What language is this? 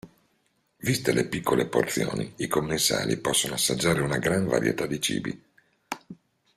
Italian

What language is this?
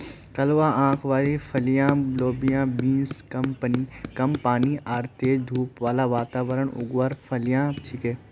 Magahi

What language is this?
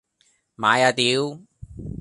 Cantonese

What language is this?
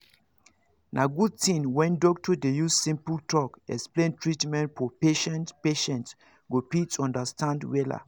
Nigerian Pidgin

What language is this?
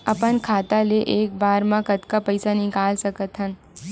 Chhattisgarhi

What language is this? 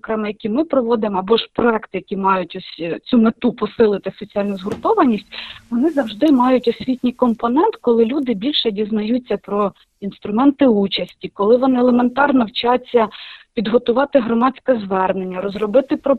Ukrainian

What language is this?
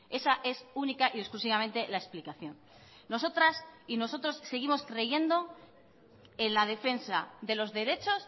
Spanish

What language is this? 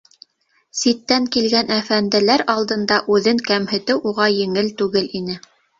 Bashkir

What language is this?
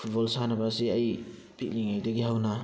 Manipuri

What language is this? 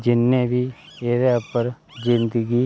Dogri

